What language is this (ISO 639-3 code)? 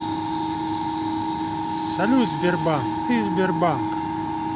rus